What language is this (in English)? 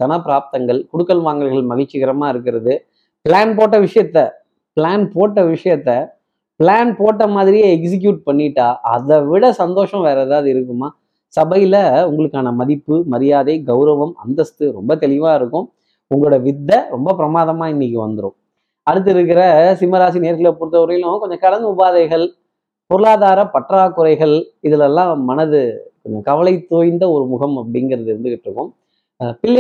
Tamil